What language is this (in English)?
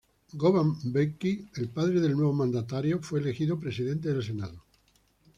Spanish